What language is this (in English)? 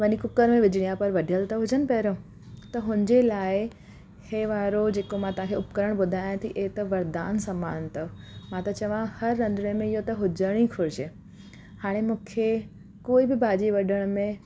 Sindhi